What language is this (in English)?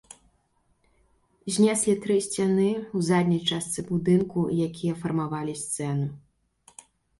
Belarusian